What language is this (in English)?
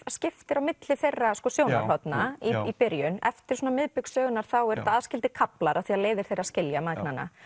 Icelandic